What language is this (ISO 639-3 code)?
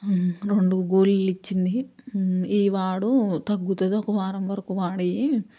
tel